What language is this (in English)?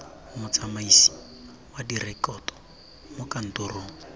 Tswana